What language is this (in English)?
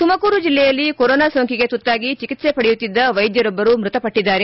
Kannada